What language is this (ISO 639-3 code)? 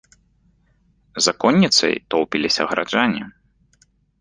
bel